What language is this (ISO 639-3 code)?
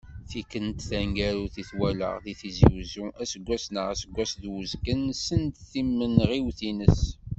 kab